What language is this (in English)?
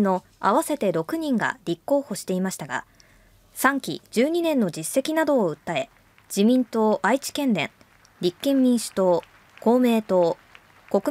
Japanese